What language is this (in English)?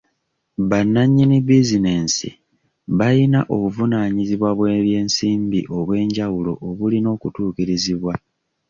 Ganda